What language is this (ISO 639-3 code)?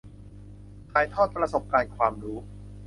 tha